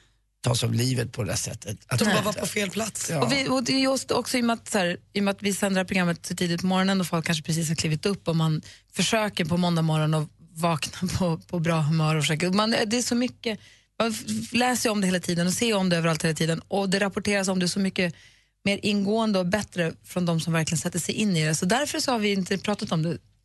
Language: Swedish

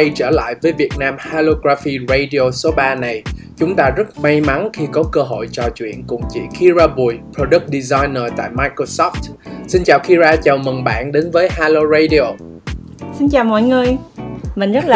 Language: Vietnamese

